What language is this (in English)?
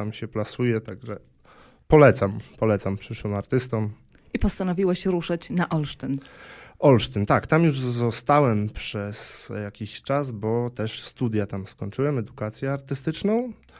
Polish